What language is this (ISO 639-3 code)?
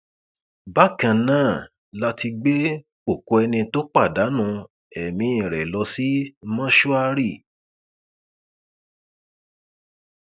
yor